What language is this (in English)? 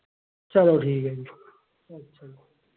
Dogri